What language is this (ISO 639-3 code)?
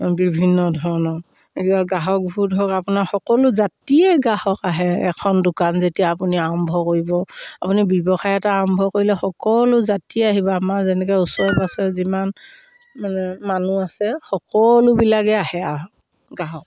asm